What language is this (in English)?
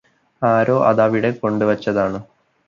Malayalam